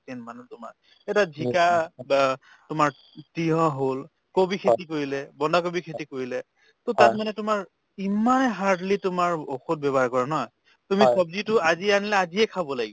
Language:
Assamese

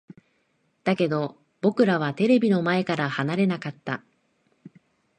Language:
Japanese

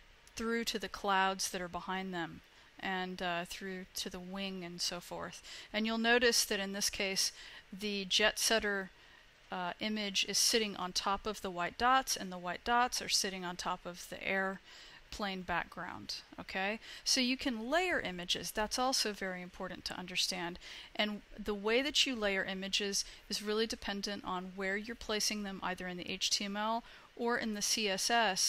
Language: English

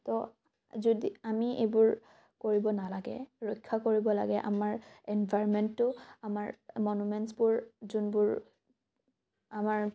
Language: Assamese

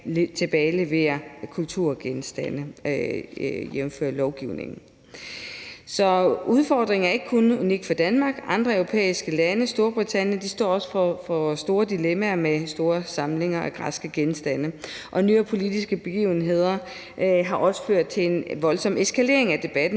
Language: Danish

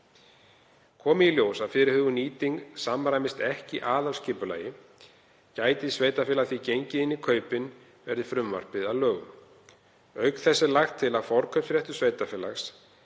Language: Icelandic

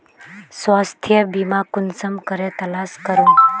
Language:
Magahi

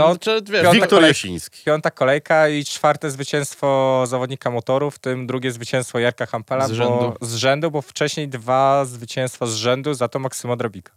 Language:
Polish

